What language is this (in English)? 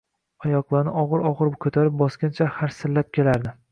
Uzbek